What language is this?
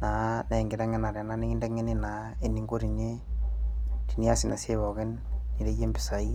Masai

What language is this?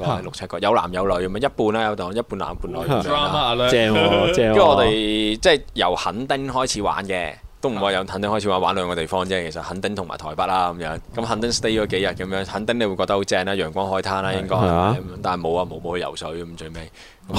Chinese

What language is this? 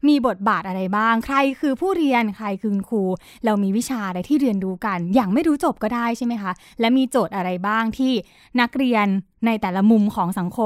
Thai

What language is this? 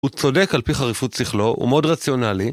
Hebrew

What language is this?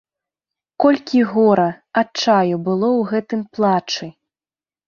Belarusian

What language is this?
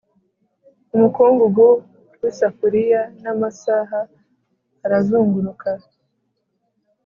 Kinyarwanda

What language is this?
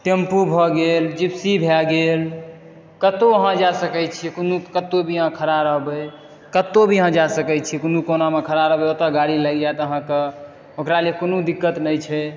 Maithili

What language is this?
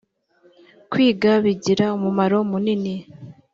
Kinyarwanda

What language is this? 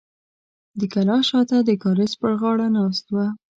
Pashto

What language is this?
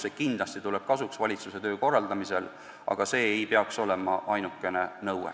Estonian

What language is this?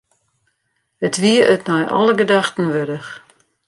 Western Frisian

